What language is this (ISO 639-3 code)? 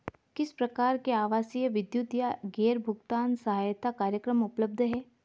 hin